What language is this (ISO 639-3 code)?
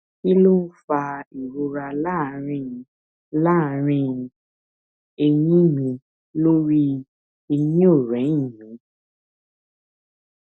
yor